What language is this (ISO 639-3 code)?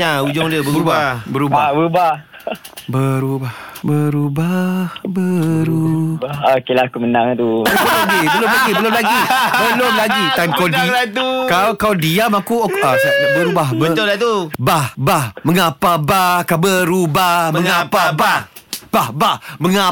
msa